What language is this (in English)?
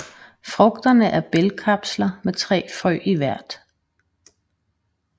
Danish